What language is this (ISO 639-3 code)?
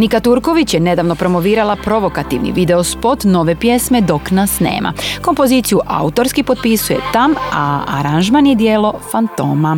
hrv